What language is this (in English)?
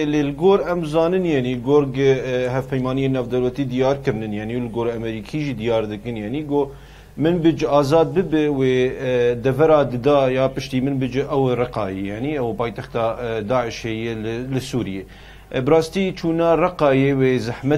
Arabic